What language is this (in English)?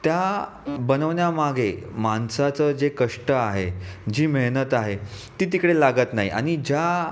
Marathi